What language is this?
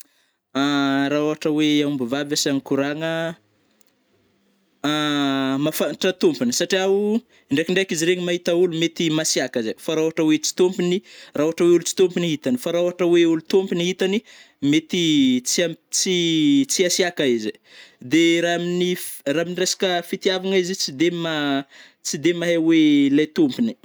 Northern Betsimisaraka Malagasy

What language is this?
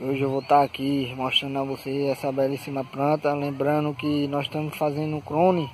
Portuguese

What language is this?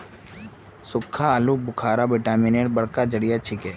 Magahi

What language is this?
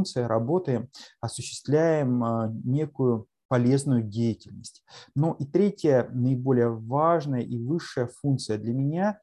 Russian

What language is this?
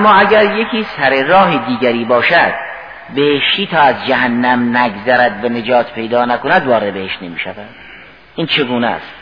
Persian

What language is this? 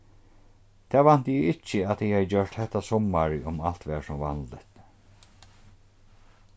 Faroese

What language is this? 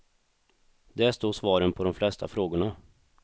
Swedish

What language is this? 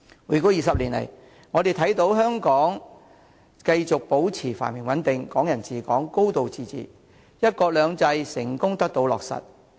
Cantonese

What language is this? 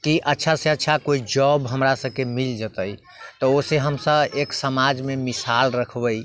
Maithili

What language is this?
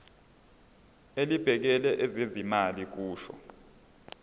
Zulu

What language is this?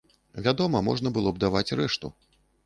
Belarusian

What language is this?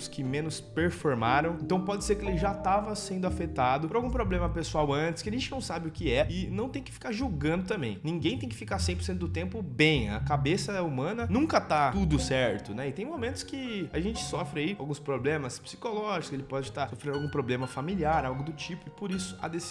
Portuguese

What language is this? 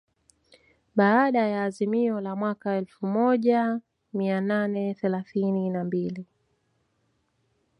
Swahili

